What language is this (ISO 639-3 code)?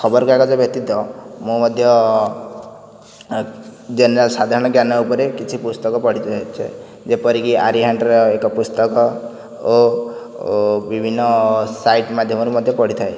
ori